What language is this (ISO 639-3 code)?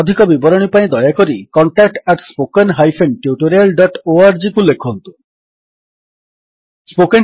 ori